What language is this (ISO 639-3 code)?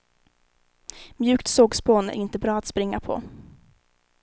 swe